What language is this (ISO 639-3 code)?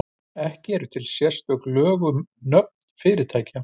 isl